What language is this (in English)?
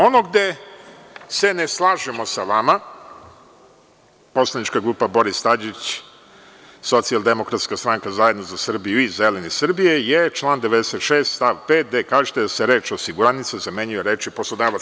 Serbian